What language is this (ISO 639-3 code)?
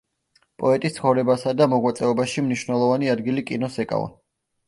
kat